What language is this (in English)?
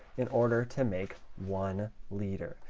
English